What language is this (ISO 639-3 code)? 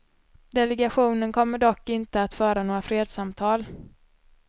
swe